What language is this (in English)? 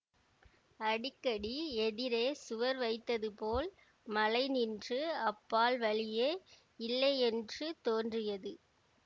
Tamil